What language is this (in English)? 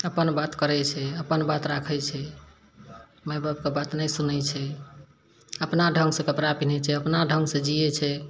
Maithili